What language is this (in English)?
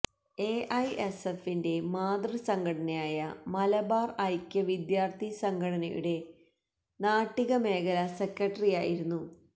Malayalam